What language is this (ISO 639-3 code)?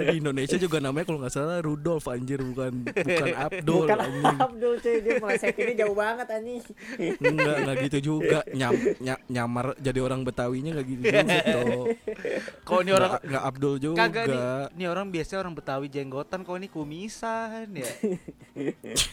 ind